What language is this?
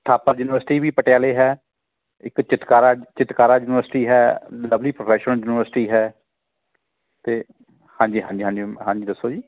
Punjabi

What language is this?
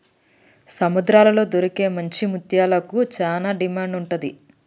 Telugu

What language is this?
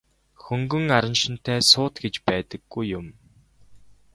Mongolian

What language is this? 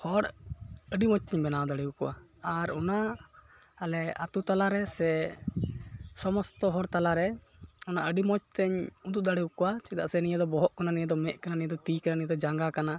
Santali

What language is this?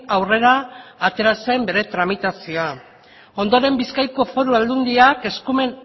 Basque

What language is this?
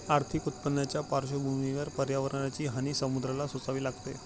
Marathi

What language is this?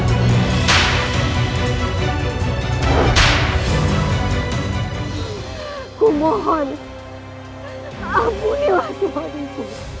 Indonesian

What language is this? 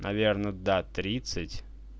Russian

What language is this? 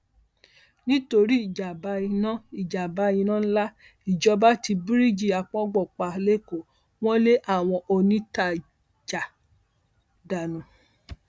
Yoruba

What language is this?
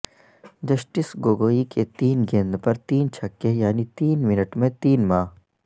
Urdu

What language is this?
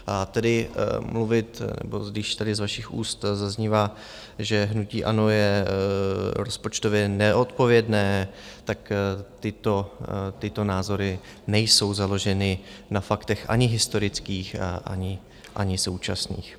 Czech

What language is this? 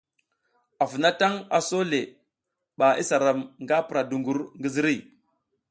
South Giziga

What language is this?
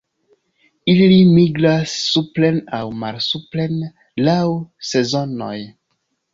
Esperanto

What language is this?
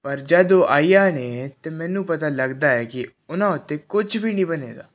Punjabi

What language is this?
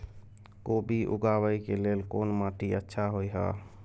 Maithili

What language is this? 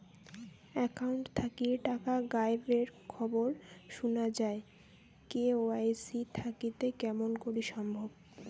Bangla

